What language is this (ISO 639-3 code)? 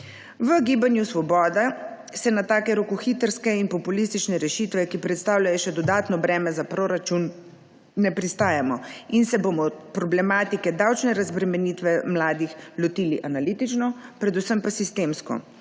slv